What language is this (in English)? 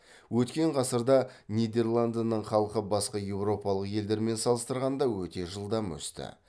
Kazakh